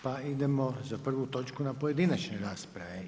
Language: Croatian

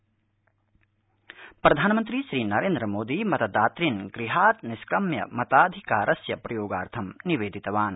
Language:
Sanskrit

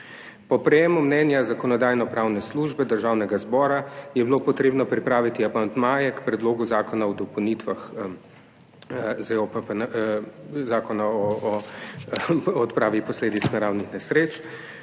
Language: Slovenian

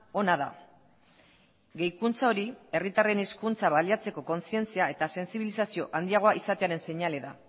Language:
Basque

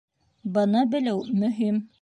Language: Bashkir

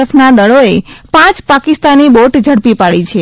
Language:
Gujarati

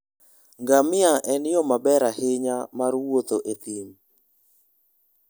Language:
Luo (Kenya and Tanzania)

